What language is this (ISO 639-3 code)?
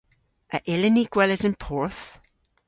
cor